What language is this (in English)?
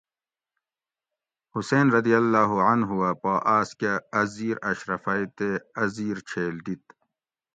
Gawri